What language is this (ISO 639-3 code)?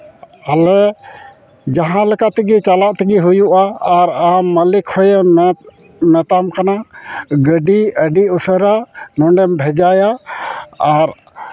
sat